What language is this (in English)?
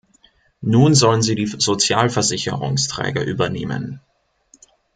German